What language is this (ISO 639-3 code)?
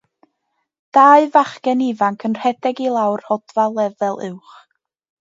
cym